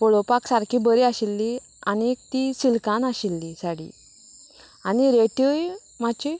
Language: Konkani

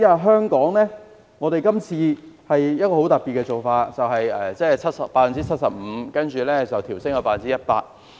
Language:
Cantonese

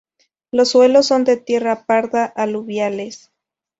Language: Spanish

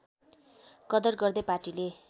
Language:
Nepali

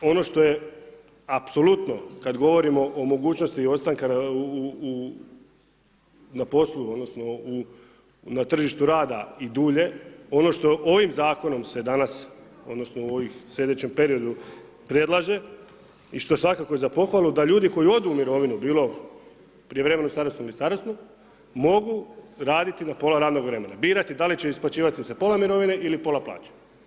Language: Croatian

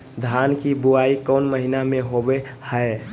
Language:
Magahi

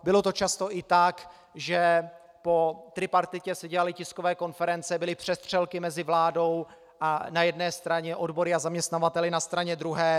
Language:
Czech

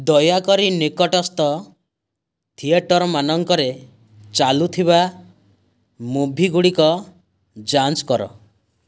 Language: Odia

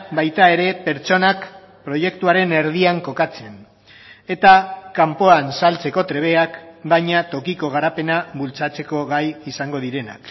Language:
Basque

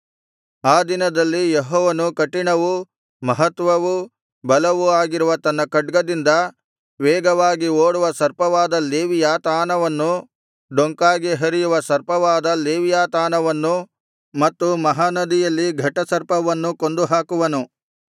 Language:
Kannada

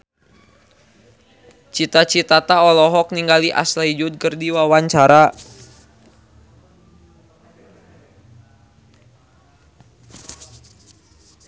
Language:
Sundanese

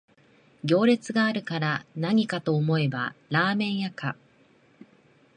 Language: Japanese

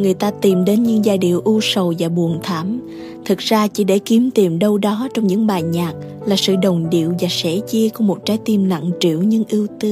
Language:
Vietnamese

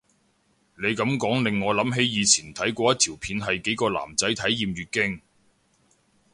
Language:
Cantonese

